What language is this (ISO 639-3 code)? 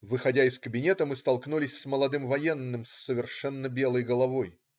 rus